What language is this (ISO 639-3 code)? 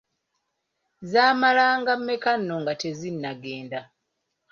lug